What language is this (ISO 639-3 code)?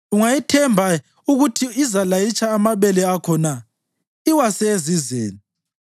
nde